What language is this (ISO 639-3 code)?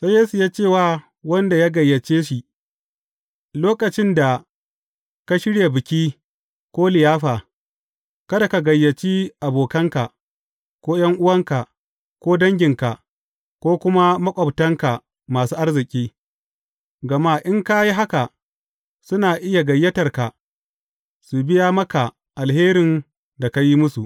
hau